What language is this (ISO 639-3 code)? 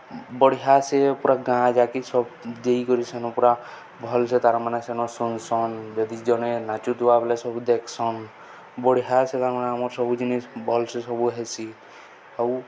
ori